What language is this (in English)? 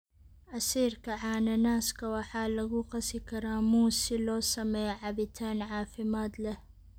Somali